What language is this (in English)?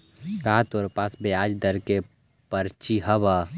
Magahi